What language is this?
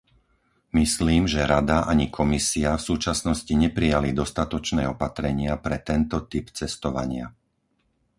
Slovak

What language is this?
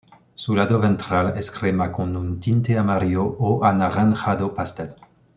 Spanish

